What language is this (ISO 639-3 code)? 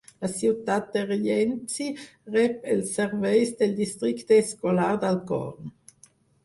cat